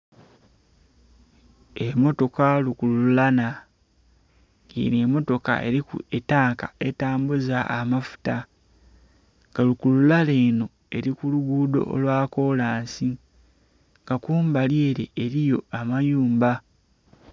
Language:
Soga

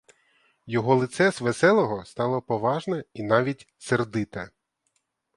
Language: Ukrainian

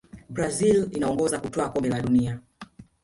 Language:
Swahili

